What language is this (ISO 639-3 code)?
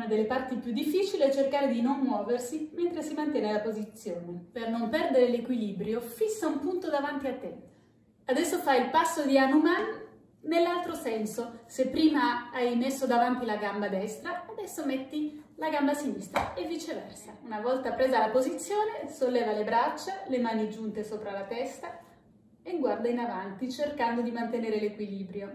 ita